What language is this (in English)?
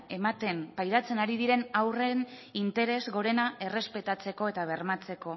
Basque